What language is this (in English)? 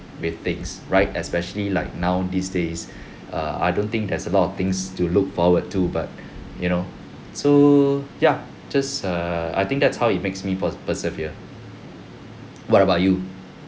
English